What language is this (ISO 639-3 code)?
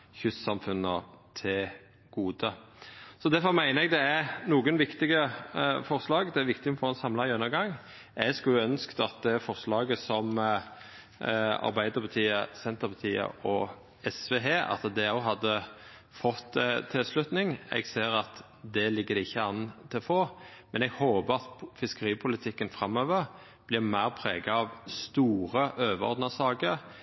nno